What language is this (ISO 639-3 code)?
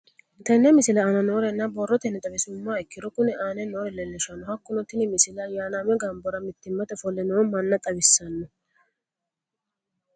sid